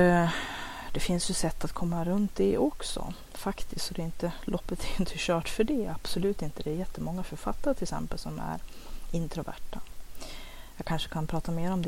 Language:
Swedish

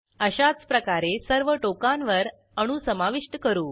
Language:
Marathi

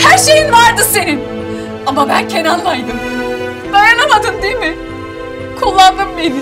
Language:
Turkish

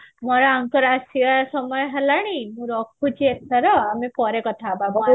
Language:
Odia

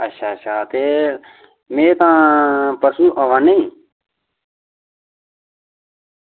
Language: Dogri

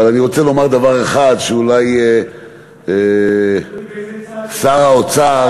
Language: Hebrew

